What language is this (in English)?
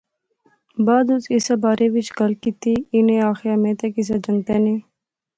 Pahari-Potwari